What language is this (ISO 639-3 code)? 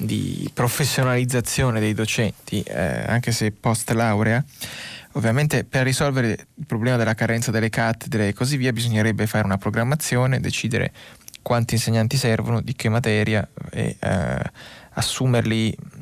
ita